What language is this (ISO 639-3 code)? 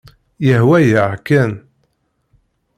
kab